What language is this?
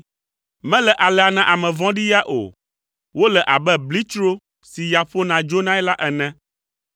Ewe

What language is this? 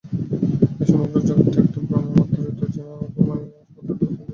Bangla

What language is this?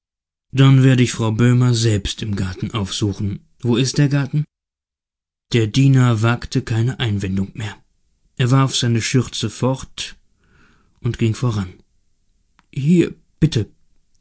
German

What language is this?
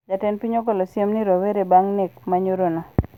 Luo (Kenya and Tanzania)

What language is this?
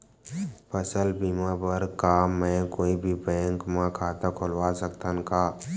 Chhattisgarhi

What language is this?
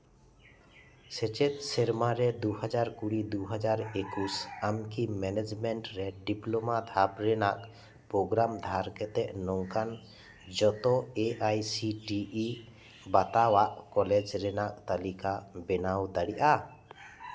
Santali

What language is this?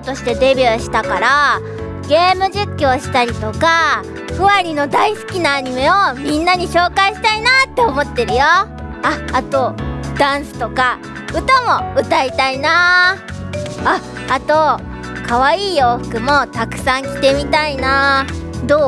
Japanese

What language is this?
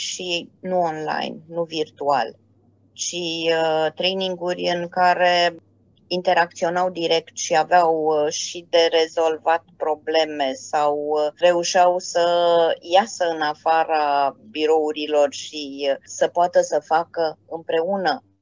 Romanian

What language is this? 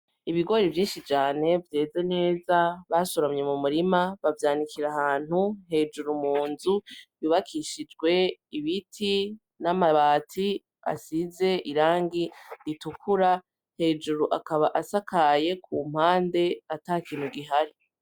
Rundi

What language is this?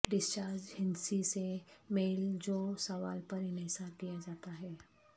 Urdu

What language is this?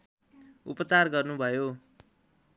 Nepali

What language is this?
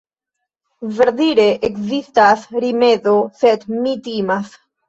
Esperanto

